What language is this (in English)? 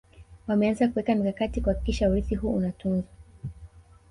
Swahili